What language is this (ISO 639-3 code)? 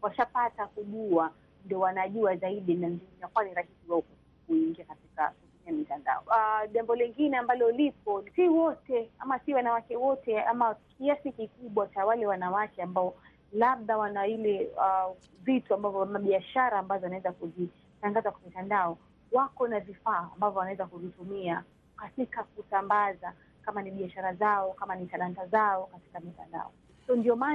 swa